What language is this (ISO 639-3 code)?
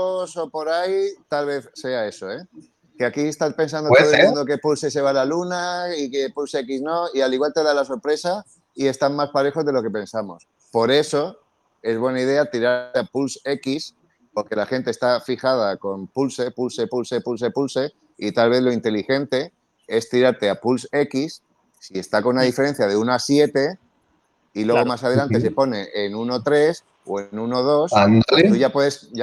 spa